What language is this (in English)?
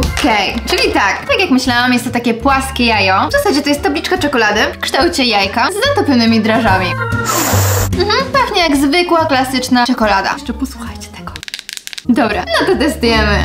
Polish